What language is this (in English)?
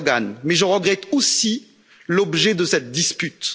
French